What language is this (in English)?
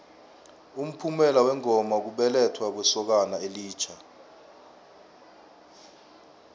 South Ndebele